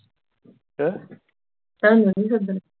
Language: Punjabi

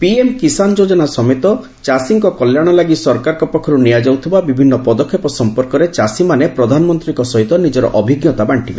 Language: Odia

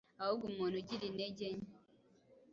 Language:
Kinyarwanda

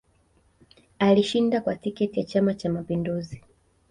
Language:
Swahili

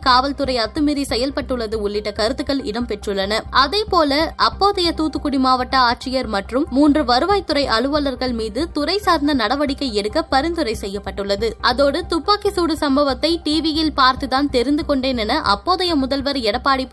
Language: Tamil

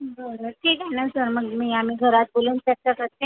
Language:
Marathi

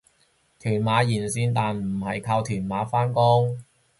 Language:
Cantonese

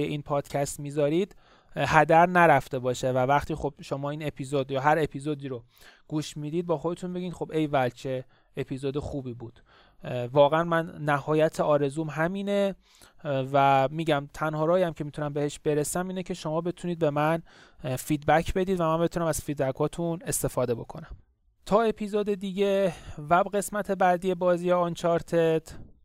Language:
Persian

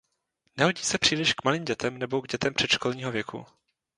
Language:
Czech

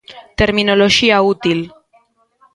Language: Galician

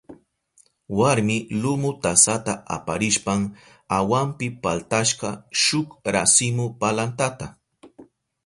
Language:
Southern Pastaza Quechua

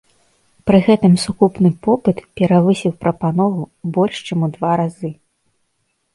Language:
Belarusian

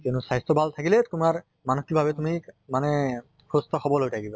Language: Assamese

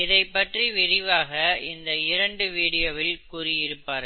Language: Tamil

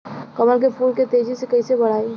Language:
Bhojpuri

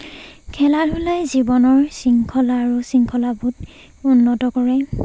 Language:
Assamese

